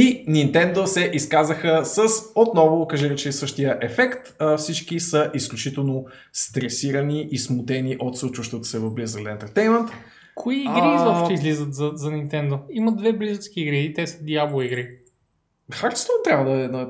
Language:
Bulgarian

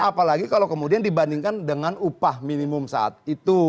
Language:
Indonesian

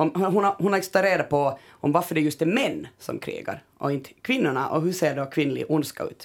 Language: Swedish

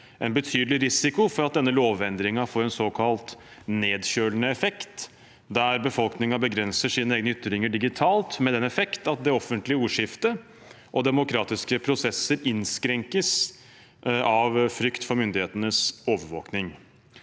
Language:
Norwegian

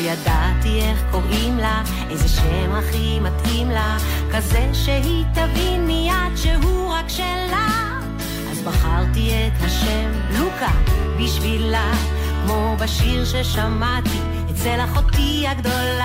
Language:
Hebrew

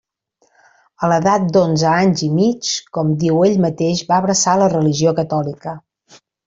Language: Catalan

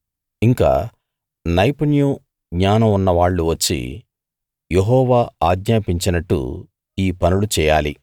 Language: Telugu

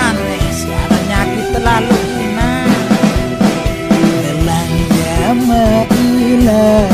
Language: Indonesian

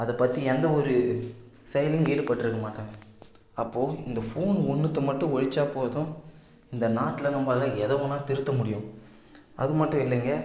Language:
Tamil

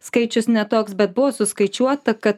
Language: Lithuanian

